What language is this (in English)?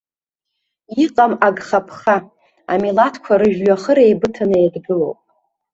Abkhazian